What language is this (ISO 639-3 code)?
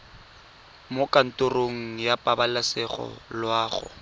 tsn